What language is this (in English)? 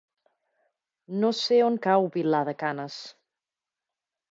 Catalan